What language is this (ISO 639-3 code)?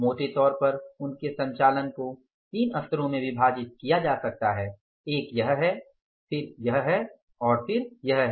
hin